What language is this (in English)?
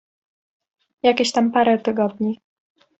Polish